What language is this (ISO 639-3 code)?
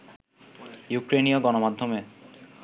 ben